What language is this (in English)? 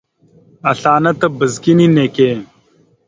Mada (Cameroon)